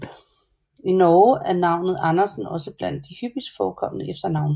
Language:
Danish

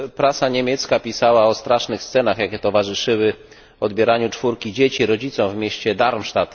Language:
Polish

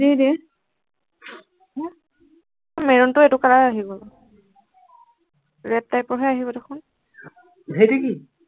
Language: Assamese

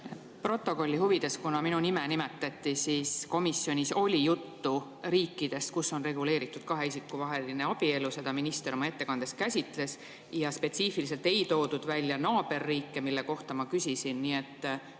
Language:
Estonian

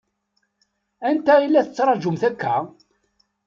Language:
Kabyle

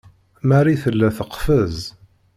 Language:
Kabyle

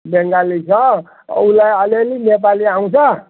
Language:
Nepali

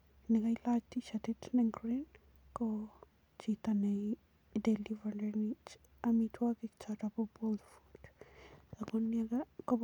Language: Kalenjin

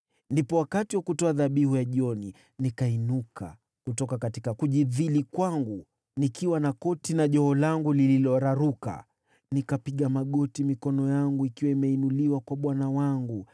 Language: Swahili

